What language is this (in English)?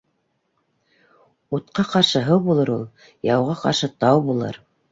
Bashkir